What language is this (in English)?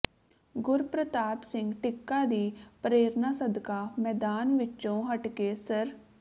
Punjabi